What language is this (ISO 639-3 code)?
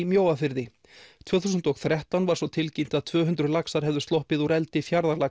isl